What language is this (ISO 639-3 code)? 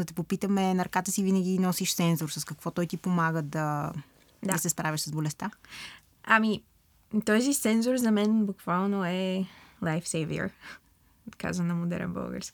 bul